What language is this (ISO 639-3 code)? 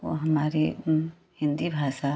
hin